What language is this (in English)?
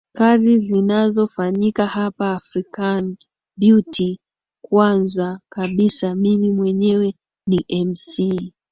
Swahili